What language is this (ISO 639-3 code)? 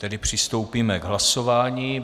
ces